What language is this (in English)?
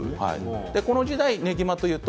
Japanese